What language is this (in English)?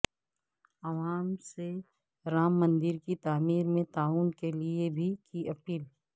Urdu